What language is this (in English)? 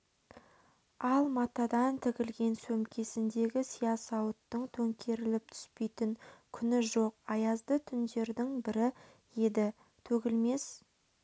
Kazakh